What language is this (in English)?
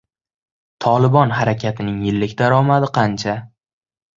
Uzbek